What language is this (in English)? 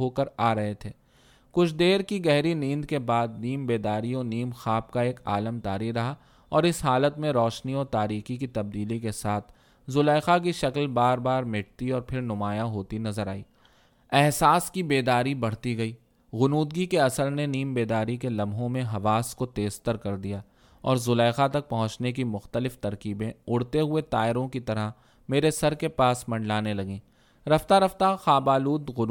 Urdu